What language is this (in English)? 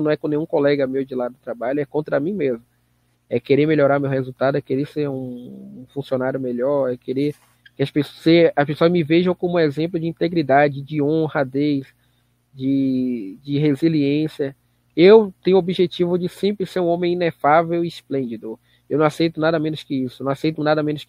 Portuguese